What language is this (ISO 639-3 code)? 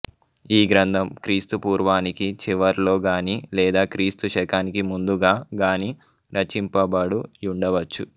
tel